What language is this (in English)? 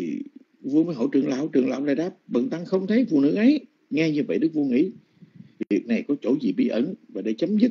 Vietnamese